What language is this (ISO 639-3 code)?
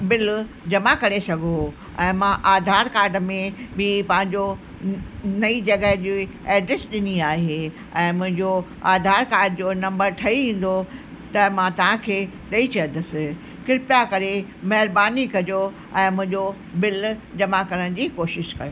snd